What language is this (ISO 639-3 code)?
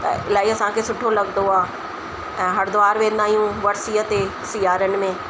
snd